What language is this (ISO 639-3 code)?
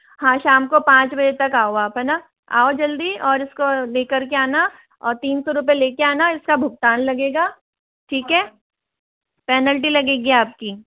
hin